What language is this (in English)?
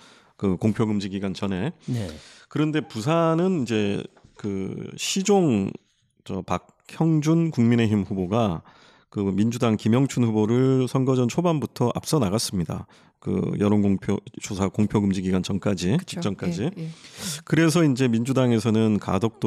Korean